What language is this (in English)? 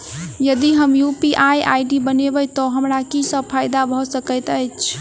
Maithili